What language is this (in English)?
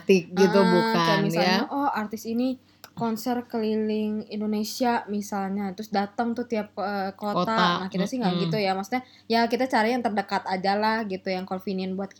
Indonesian